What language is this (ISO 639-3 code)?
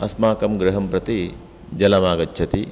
san